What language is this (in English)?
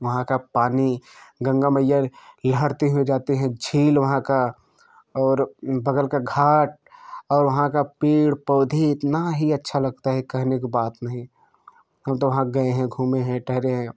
Hindi